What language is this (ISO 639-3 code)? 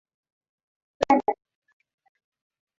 swa